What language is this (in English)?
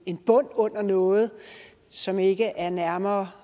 Danish